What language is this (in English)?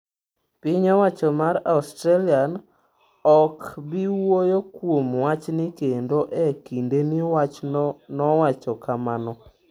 Luo (Kenya and Tanzania)